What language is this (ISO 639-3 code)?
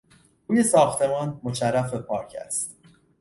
fas